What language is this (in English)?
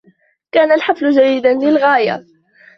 Arabic